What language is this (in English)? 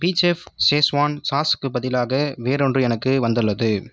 Tamil